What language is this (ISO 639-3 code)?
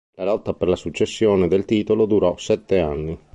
ita